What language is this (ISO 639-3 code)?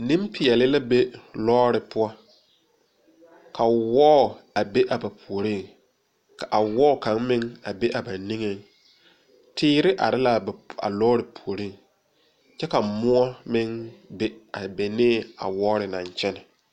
dga